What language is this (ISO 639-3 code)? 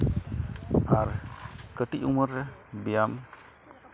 sat